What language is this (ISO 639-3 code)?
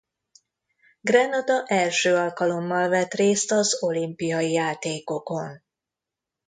hun